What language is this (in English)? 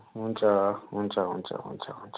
Nepali